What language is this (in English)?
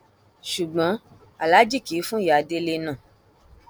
Yoruba